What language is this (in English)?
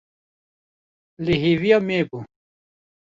Kurdish